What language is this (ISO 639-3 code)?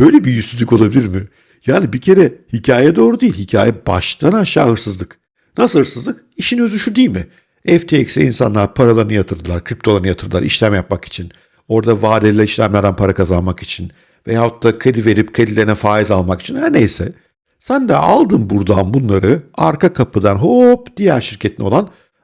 tur